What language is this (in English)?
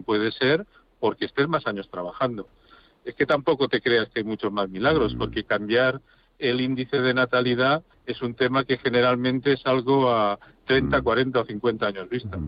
Spanish